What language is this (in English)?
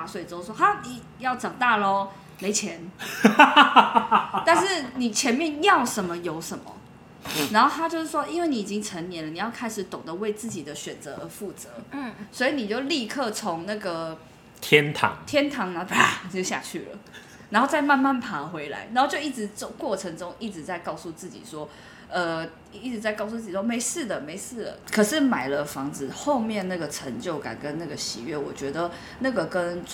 Chinese